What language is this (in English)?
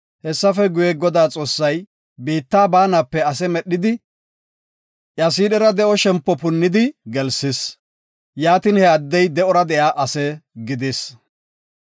Gofa